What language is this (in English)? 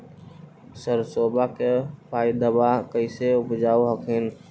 Magahi